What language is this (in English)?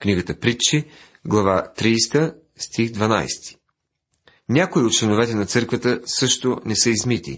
Bulgarian